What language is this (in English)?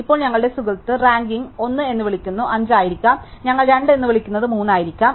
Malayalam